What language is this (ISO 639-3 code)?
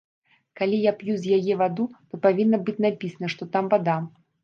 bel